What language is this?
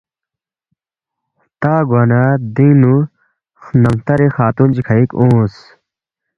Balti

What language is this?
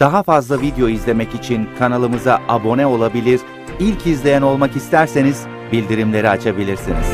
Turkish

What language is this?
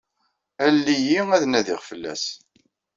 Kabyle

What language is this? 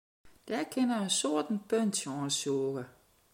Western Frisian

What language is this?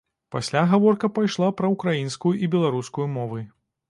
Belarusian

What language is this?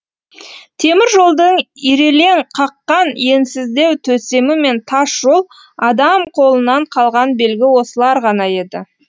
Kazakh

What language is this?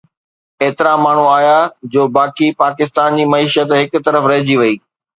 Sindhi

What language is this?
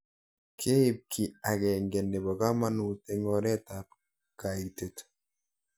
Kalenjin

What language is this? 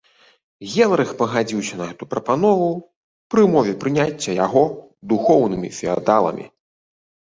Belarusian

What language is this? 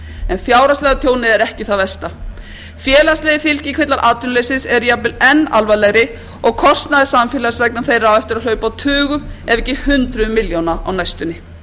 Icelandic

